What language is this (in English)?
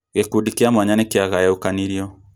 Kikuyu